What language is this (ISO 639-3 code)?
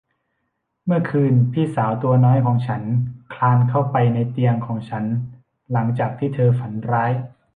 tha